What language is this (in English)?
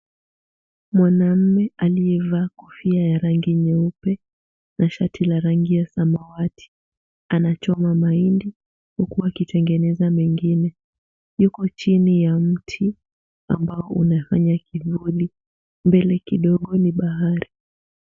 Swahili